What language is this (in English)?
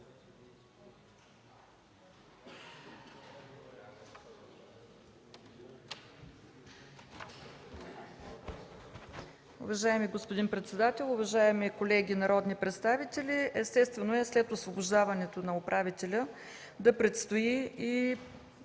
Bulgarian